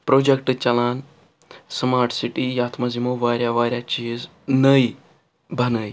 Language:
Kashmiri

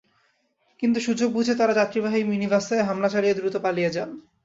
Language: Bangla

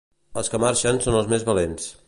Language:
Catalan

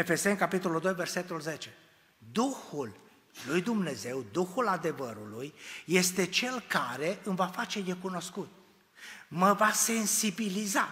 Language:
Romanian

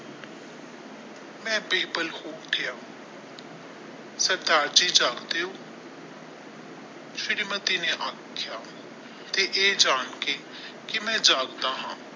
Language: Punjabi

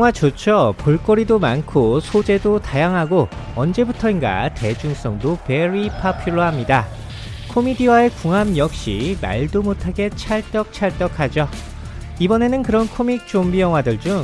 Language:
Korean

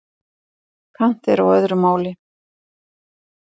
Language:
Icelandic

